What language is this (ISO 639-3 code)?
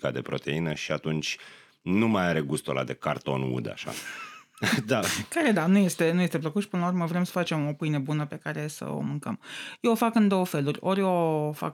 ron